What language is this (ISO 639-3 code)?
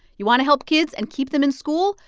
eng